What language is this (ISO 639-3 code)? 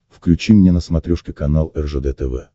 rus